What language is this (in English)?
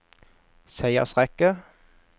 Norwegian